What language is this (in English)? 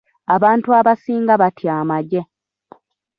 Ganda